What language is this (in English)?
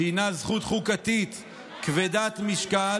Hebrew